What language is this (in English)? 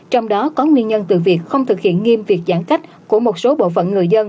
Vietnamese